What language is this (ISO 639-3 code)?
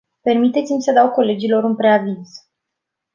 ron